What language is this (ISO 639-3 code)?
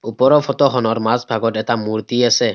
asm